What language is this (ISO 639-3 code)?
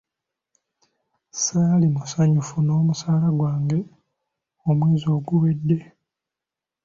lug